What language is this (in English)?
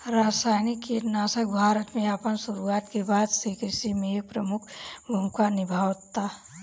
Bhojpuri